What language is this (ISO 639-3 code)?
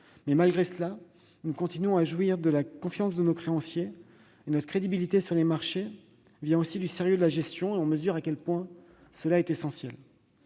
fra